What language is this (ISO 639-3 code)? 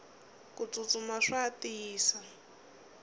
tso